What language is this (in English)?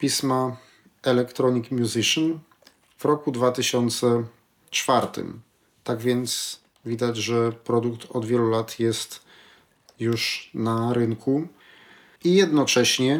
Polish